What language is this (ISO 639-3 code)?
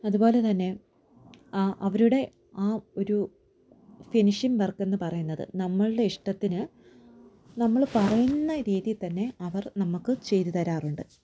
mal